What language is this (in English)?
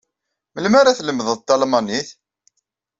Kabyle